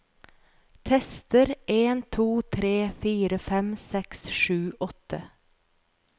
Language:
Norwegian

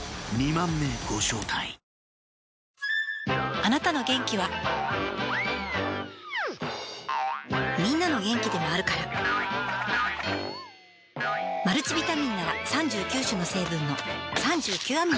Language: Japanese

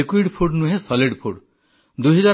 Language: Odia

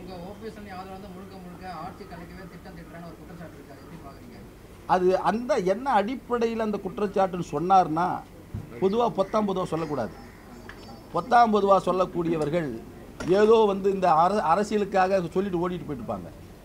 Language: Turkish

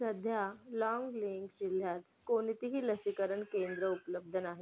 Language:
Marathi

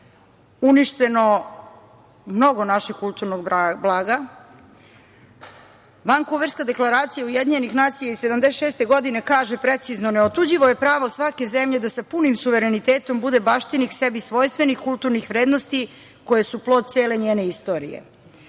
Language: Serbian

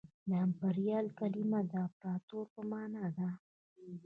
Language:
Pashto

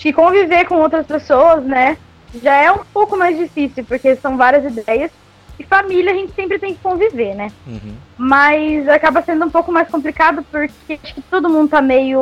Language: Portuguese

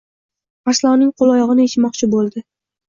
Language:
Uzbek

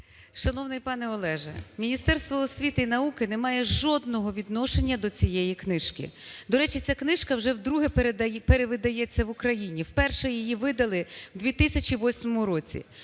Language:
Ukrainian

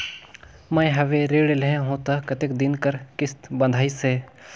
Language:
Chhattisgarhi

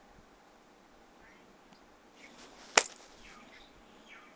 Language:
English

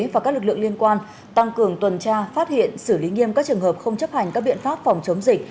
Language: Vietnamese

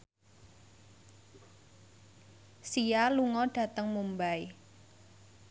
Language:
Javanese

